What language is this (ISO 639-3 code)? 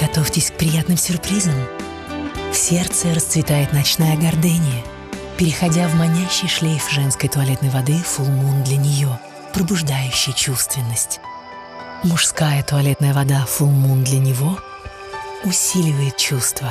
rus